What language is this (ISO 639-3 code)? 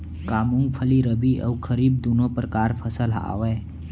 hne